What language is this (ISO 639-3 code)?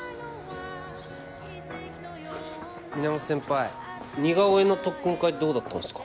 jpn